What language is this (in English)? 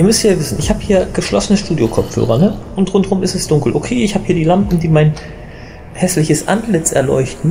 German